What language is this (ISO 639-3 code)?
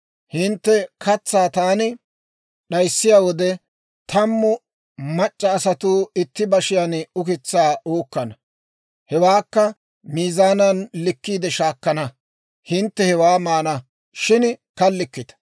dwr